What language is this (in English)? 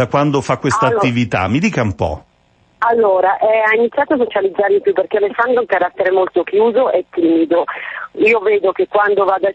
Italian